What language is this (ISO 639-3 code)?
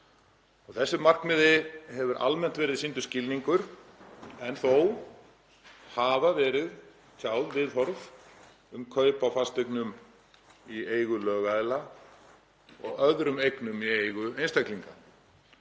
isl